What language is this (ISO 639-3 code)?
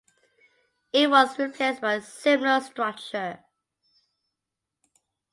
eng